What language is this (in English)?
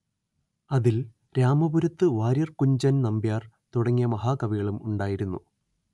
Malayalam